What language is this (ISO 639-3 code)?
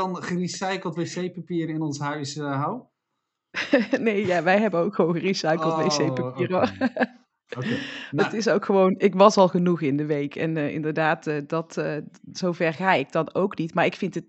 nld